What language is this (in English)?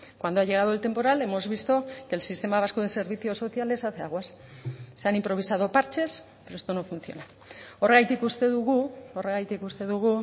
Spanish